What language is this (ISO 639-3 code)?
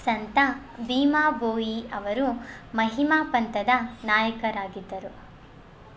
kan